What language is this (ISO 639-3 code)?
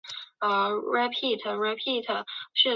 zho